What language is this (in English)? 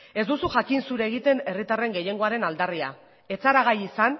Basque